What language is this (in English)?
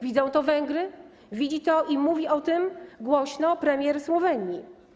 Polish